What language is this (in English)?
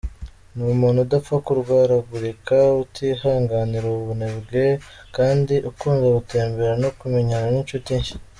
Kinyarwanda